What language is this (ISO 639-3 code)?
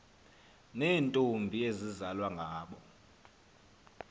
xho